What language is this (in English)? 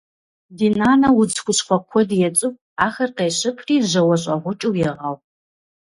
Kabardian